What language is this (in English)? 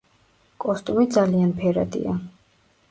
Georgian